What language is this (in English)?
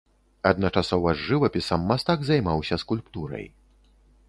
Belarusian